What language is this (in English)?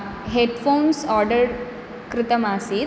Sanskrit